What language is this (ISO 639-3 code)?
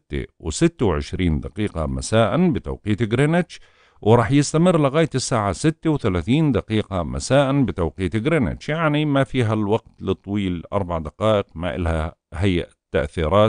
ara